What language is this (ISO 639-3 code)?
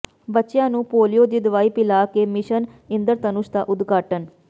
pan